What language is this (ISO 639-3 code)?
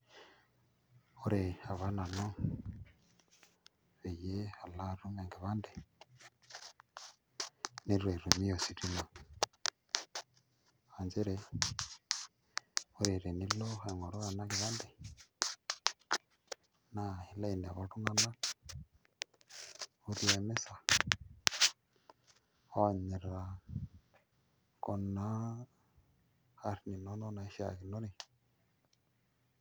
mas